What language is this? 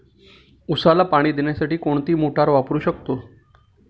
Marathi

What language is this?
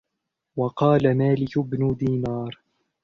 Arabic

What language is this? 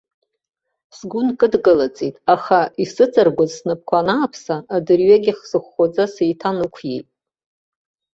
Abkhazian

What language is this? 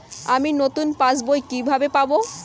Bangla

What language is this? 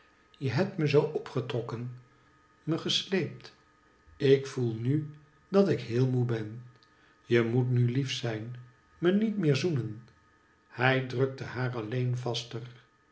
Dutch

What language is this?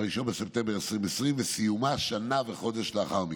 Hebrew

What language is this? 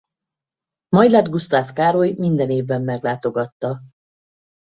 Hungarian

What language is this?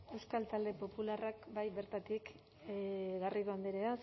Basque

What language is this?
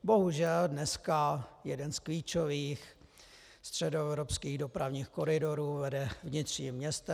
Czech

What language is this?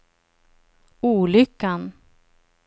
Swedish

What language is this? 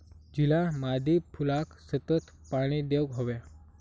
Marathi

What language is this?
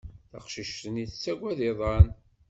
Kabyle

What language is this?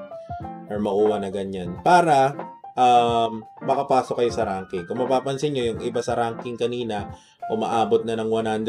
Filipino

